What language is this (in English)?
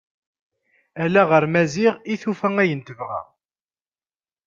Kabyle